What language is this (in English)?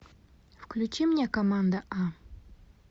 Russian